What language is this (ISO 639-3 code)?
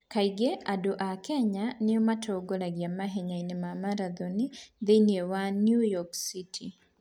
kik